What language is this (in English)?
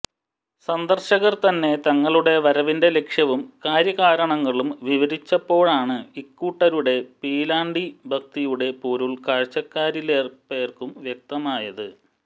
Malayalam